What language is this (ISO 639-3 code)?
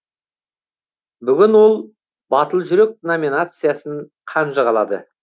kaz